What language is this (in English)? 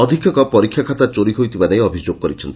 Odia